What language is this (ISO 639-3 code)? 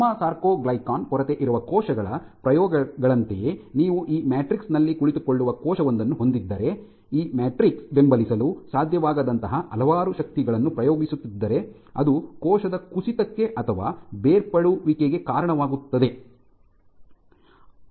kan